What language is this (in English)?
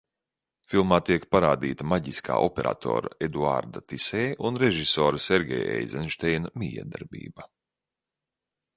Latvian